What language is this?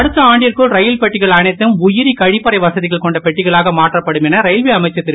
Tamil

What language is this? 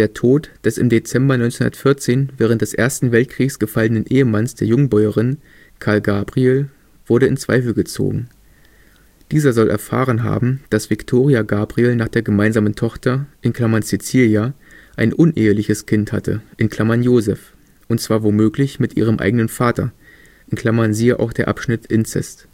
German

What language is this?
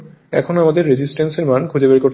Bangla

